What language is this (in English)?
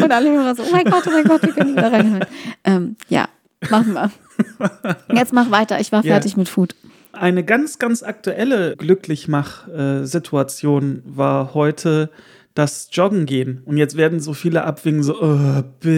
German